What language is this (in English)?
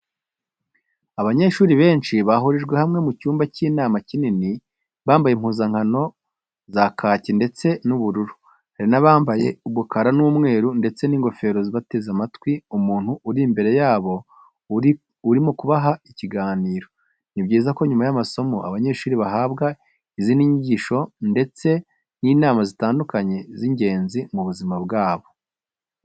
Kinyarwanda